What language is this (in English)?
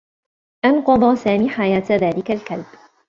Arabic